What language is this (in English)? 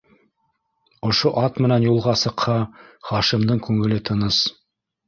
Bashkir